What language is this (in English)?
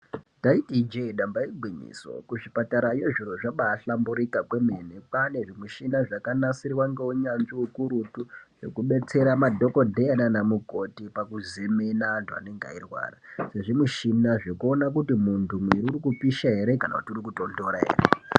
Ndau